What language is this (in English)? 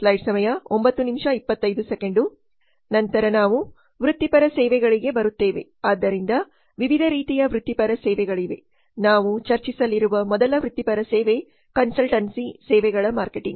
Kannada